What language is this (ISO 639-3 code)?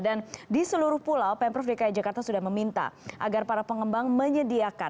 ind